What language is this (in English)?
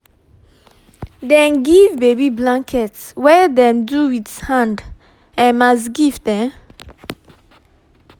Nigerian Pidgin